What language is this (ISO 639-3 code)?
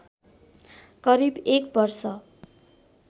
nep